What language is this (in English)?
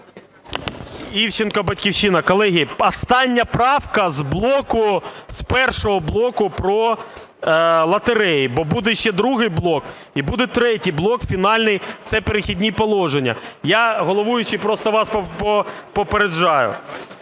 Ukrainian